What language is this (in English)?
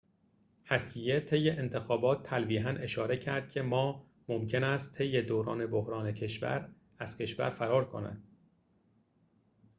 Persian